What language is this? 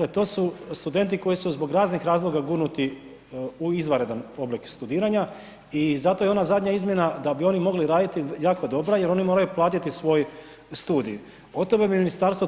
Croatian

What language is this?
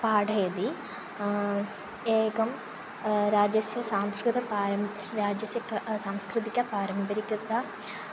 Sanskrit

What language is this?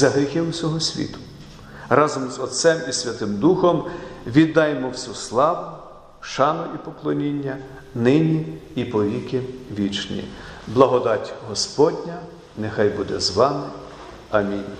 Ukrainian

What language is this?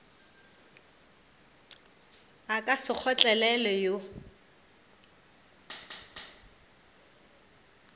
Northern Sotho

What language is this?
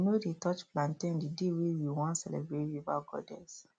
Nigerian Pidgin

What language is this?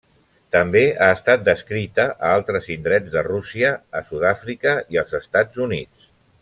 Catalan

